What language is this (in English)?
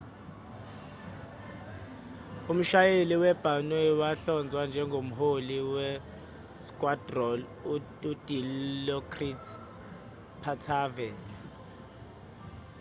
Zulu